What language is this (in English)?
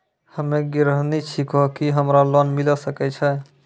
Maithili